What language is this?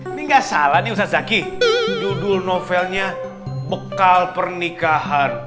Indonesian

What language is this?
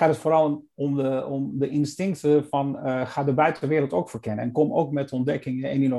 Dutch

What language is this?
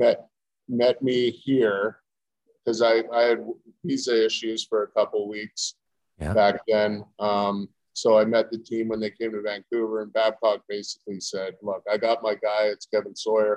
English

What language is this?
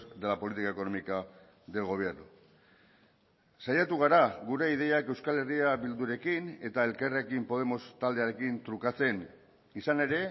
Basque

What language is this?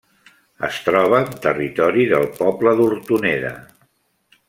Catalan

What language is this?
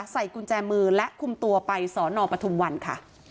Thai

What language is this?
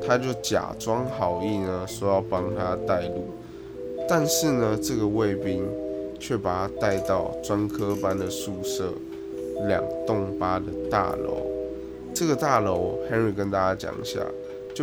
Chinese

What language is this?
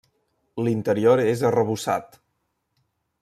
Catalan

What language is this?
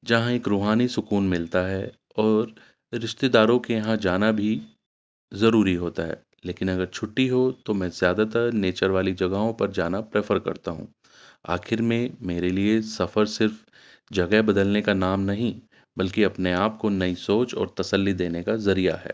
Urdu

